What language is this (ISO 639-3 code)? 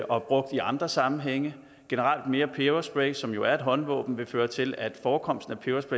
dan